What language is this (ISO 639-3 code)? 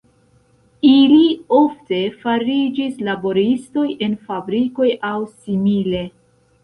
epo